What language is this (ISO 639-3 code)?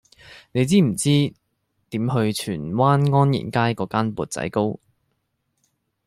yue